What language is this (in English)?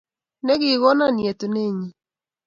Kalenjin